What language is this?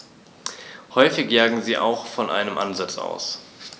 German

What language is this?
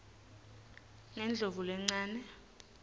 Swati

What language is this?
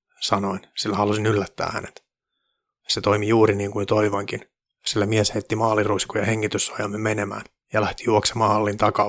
Finnish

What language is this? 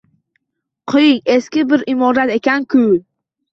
Uzbek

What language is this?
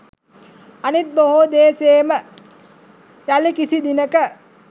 Sinhala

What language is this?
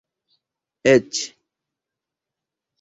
Esperanto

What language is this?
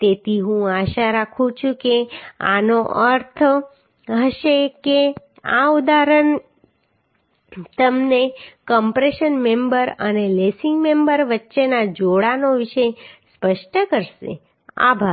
Gujarati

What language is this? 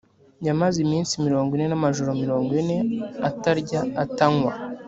Kinyarwanda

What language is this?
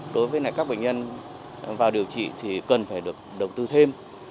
Vietnamese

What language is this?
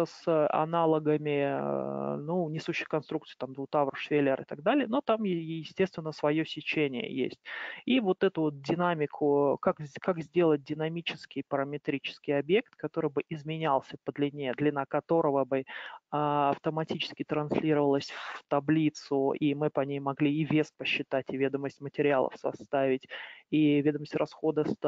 Russian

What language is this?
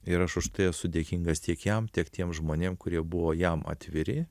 Lithuanian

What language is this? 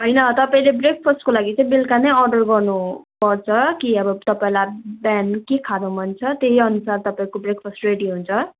Nepali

